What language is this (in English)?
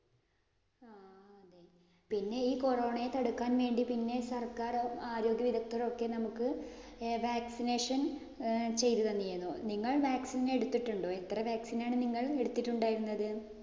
Malayalam